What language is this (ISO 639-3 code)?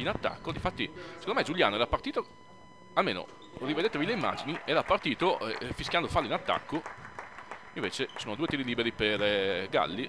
ita